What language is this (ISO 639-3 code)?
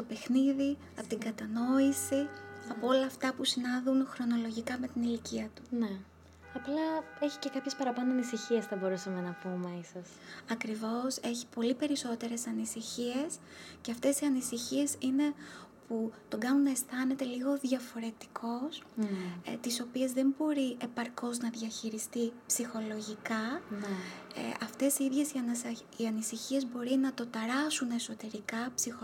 ell